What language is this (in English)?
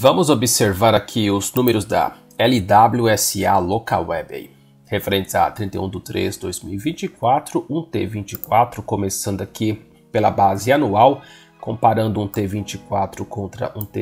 Portuguese